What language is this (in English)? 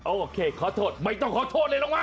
Thai